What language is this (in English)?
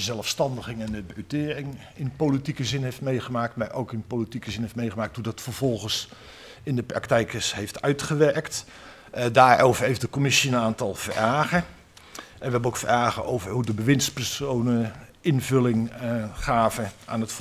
Dutch